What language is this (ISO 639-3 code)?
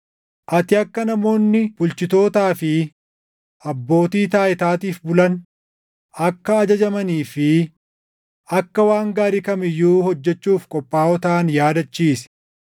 orm